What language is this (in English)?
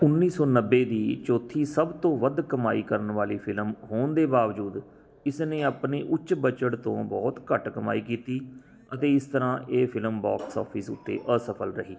Punjabi